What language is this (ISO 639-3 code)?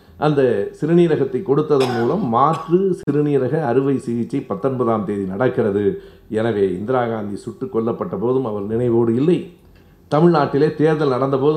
tam